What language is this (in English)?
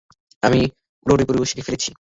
Bangla